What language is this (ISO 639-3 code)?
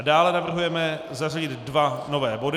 ces